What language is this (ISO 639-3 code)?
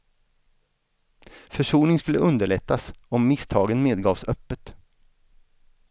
swe